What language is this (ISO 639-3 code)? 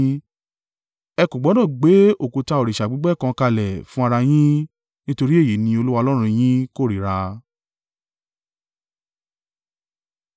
yor